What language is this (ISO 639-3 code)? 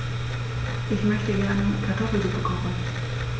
deu